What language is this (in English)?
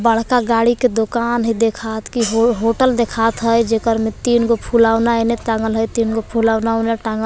Magahi